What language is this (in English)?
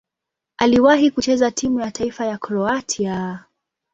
Swahili